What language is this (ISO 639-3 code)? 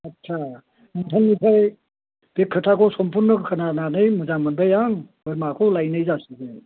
brx